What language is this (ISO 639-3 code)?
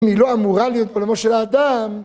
heb